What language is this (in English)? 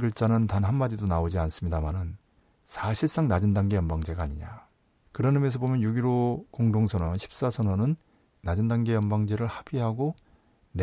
Korean